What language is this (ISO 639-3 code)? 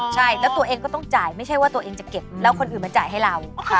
tha